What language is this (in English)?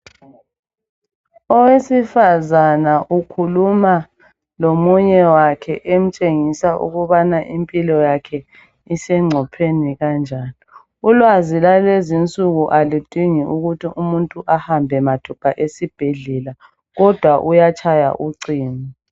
North Ndebele